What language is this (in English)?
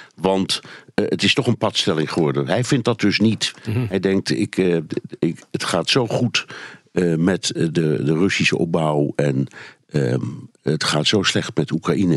Dutch